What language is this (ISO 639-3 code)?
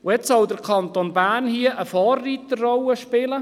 gsw